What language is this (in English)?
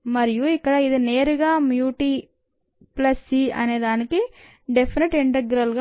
Telugu